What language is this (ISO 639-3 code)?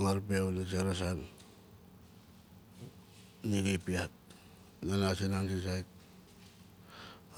nal